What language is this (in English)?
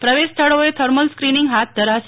Gujarati